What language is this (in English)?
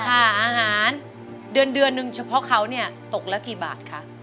Thai